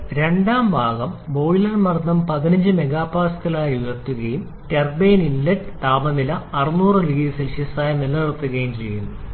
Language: Malayalam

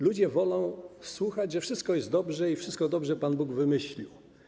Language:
Polish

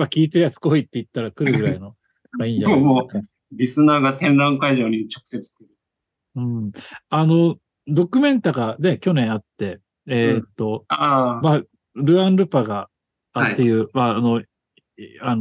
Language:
Japanese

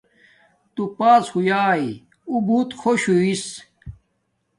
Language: Domaaki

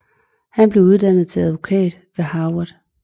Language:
Danish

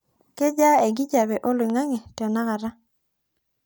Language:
Masai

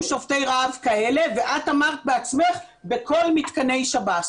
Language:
Hebrew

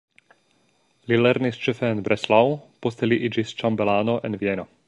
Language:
Esperanto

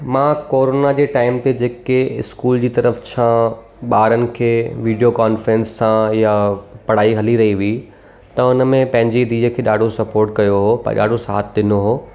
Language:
Sindhi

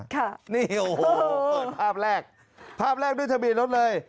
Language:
Thai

